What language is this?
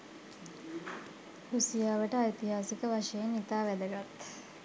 Sinhala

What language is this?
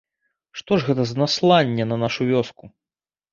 Belarusian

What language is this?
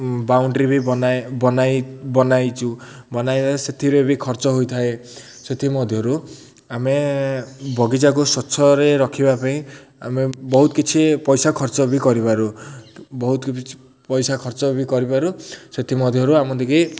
Odia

